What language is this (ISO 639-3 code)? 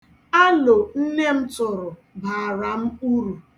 ibo